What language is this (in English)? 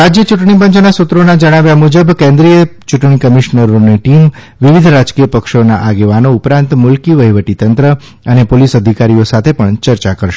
Gujarati